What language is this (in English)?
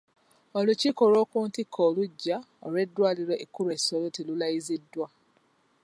Ganda